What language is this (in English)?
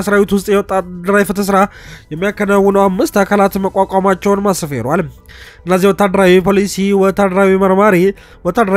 Arabic